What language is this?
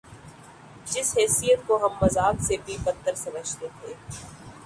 Urdu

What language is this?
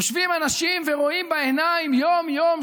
Hebrew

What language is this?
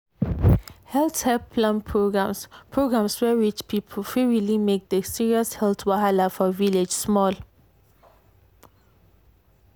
Nigerian Pidgin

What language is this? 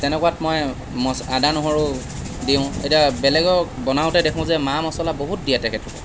Assamese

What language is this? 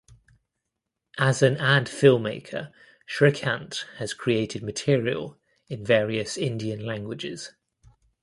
English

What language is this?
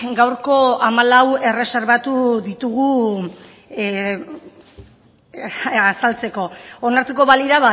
Basque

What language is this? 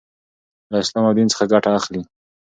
Pashto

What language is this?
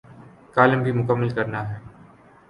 Urdu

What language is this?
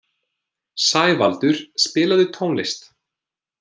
Icelandic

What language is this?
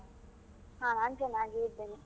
Kannada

